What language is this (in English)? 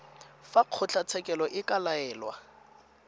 Tswana